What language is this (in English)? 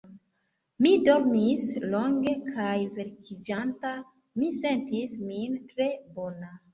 Esperanto